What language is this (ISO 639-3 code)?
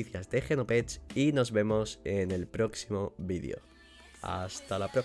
spa